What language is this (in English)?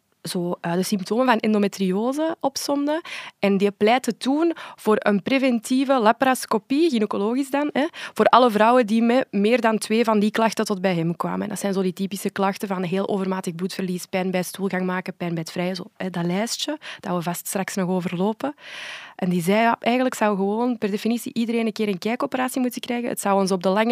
Dutch